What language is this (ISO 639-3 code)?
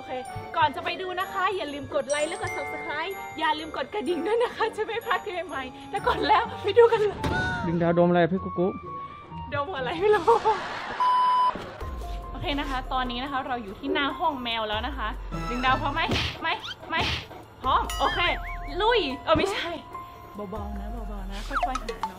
tha